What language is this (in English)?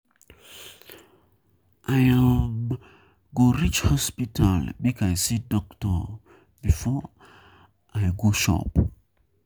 Nigerian Pidgin